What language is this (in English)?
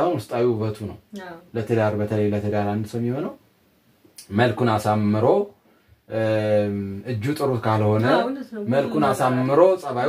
Arabic